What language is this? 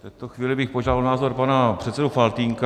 Czech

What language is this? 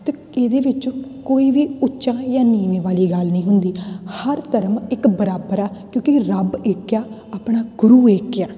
Punjabi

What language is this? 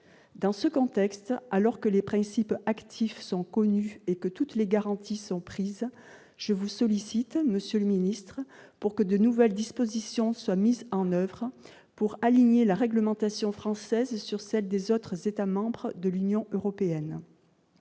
French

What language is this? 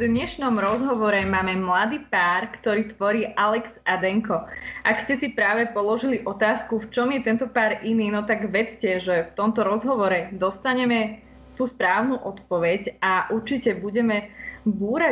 Slovak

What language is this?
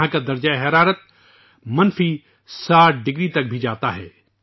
Urdu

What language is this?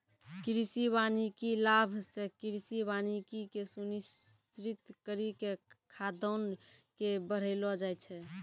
Maithili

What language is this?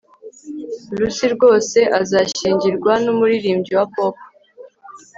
Kinyarwanda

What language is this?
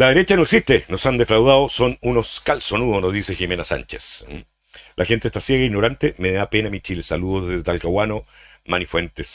Spanish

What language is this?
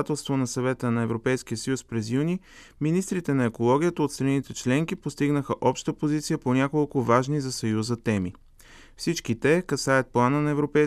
Bulgarian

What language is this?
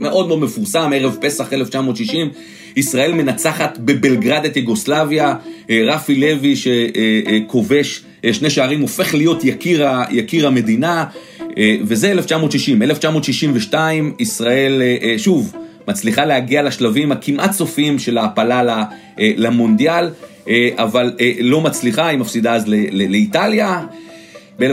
Hebrew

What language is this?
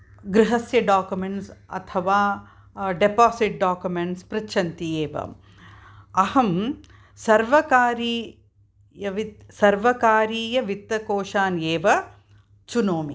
Sanskrit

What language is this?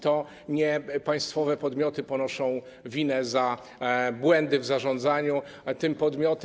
Polish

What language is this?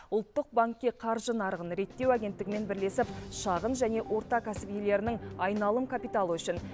Kazakh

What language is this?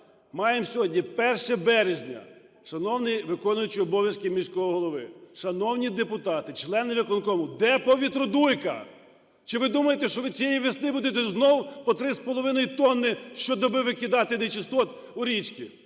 Ukrainian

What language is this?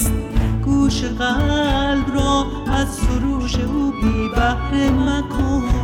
Persian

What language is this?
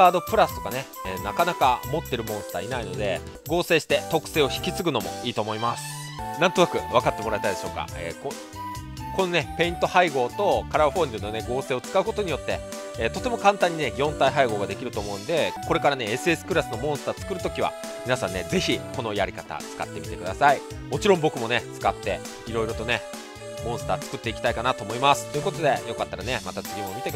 Japanese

